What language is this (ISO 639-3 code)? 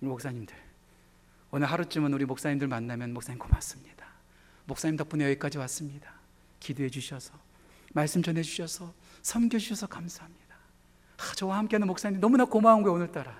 kor